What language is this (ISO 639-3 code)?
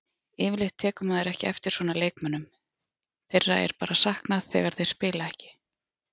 isl